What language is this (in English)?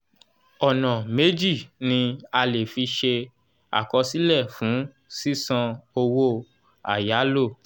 Yoruba